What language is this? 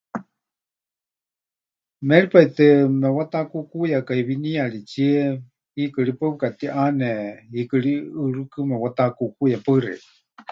Huichol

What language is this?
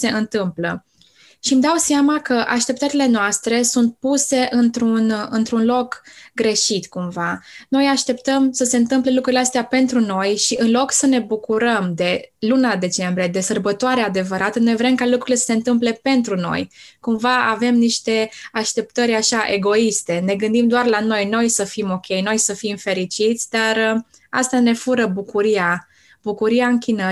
Romanian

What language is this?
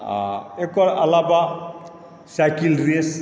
Maithili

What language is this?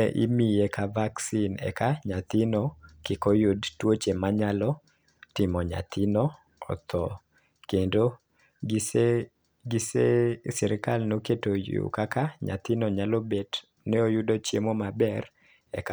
Luo (Kenya and Tanzania)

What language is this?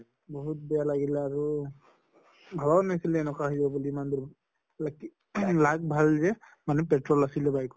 Assamese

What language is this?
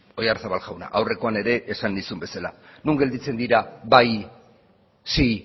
Basque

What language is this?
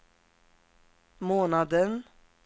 Swedish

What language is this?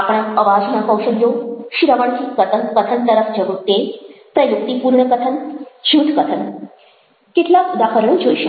Gujarati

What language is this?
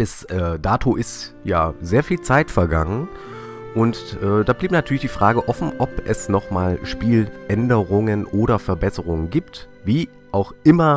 German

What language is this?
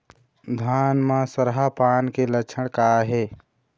Chhattisgarhi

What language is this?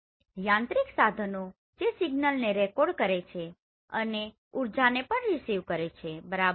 Gujarati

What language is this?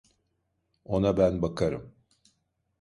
Turkish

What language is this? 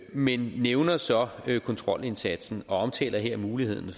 Danish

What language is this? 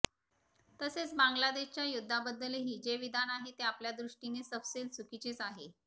Marathi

